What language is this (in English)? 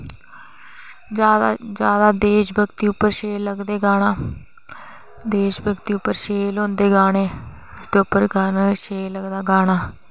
Dogri